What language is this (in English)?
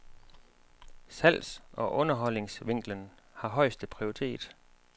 Danish